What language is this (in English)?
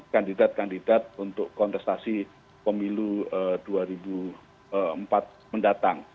Indonesian